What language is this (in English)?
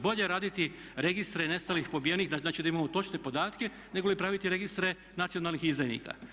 Croatian